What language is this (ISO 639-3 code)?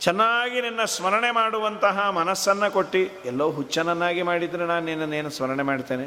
kan